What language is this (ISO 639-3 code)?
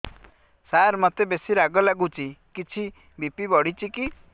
ori